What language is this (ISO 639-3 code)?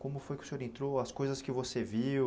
por